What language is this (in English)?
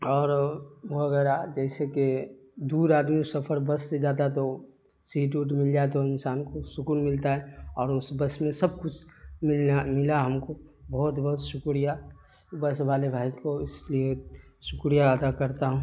Urdu